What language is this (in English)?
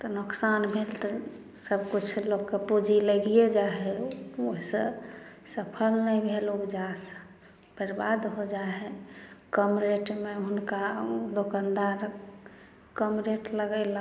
Maithili